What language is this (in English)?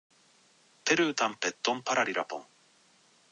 Japanese